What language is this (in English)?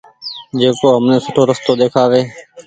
Goaria